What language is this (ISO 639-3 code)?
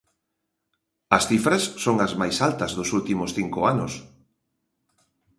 glg